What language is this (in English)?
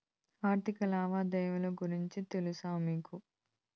Telugu